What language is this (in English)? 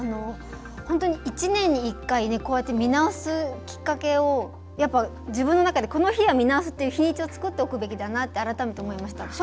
Japanese